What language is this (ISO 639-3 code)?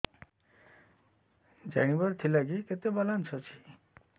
ori